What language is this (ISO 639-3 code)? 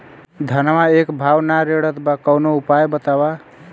bho